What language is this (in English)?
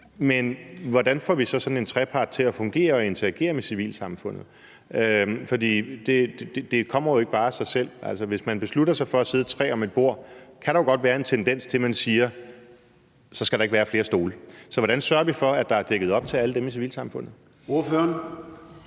Danish